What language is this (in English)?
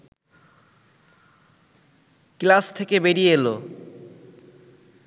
Bangla